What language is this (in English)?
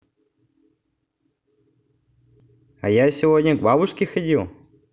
Russian